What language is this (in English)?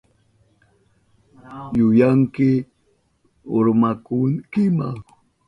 Southern Pastaza Quechua